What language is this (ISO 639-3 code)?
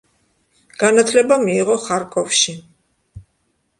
kat